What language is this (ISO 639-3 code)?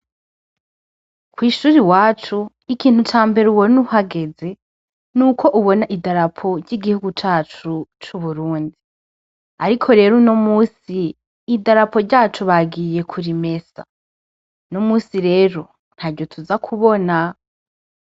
run